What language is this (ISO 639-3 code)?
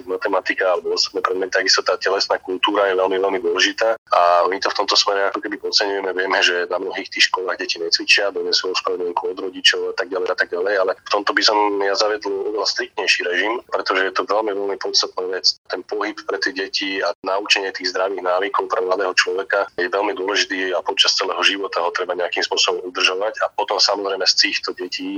slk